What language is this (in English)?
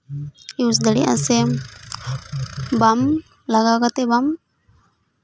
Santali